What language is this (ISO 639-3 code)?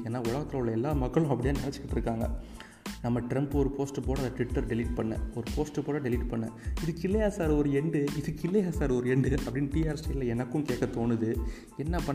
tam